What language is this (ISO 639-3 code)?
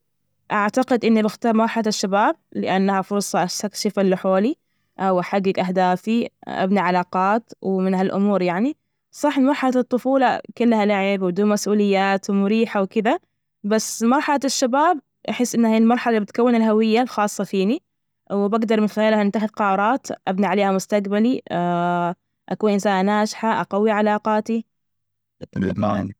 ars